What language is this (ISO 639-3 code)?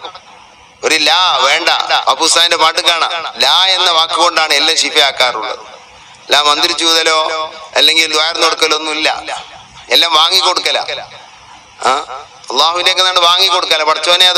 ara